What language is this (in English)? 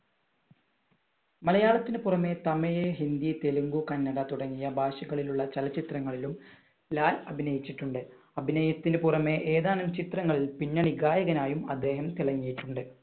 Malayalam